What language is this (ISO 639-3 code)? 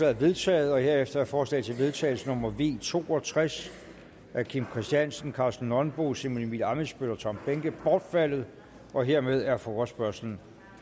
dan